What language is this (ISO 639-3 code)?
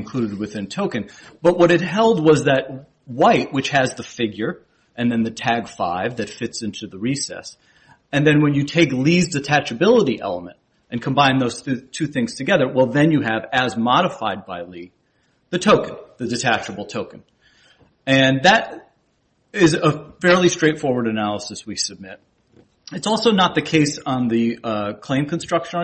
eng